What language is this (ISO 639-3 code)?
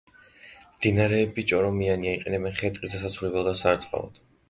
kat